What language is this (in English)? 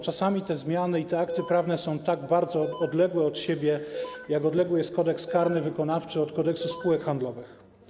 Polish